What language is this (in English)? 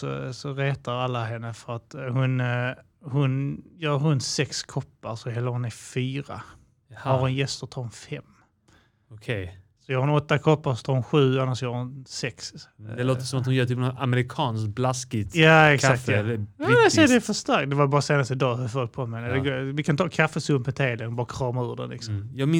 Swedish